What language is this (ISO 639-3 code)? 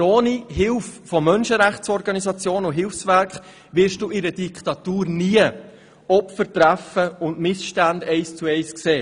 gsw